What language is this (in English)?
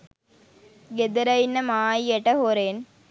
Sinhala